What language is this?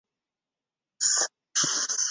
Chinese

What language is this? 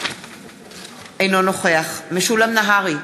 Hebrew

